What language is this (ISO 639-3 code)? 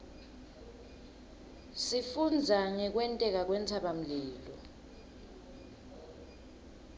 ssw